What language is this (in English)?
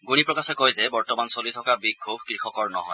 Assamese